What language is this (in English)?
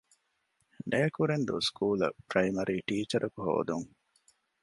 Divehi